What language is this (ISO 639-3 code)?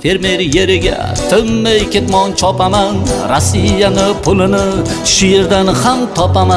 tur